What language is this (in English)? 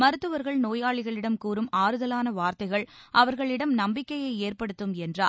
Tamil